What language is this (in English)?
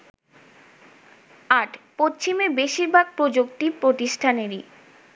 Bangla